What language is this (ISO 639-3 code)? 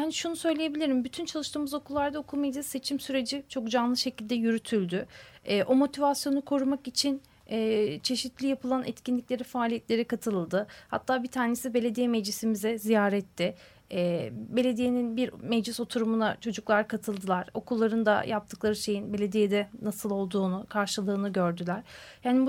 tur